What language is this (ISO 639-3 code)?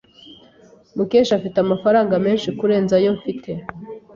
kin